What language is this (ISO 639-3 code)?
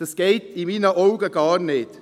gsw